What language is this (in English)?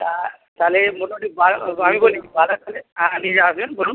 Bangla